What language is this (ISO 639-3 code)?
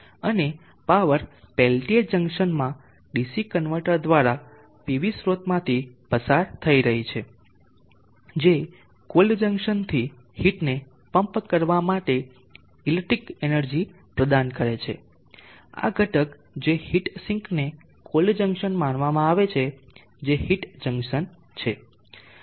guj